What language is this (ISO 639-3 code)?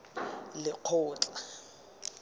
tsn